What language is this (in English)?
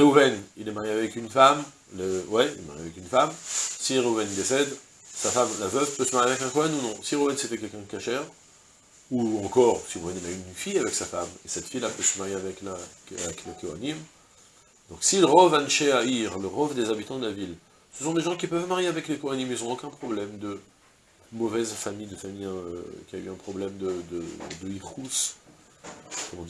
French